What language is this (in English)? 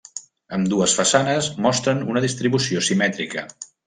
Catalan